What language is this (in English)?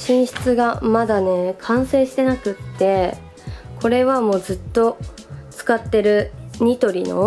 Japanese